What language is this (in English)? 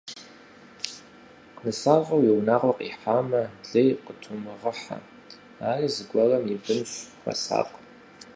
Kabardian